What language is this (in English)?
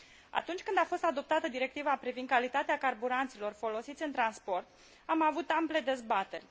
Romanian